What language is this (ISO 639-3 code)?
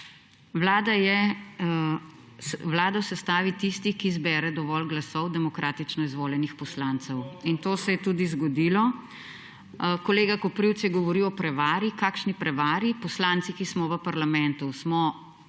slv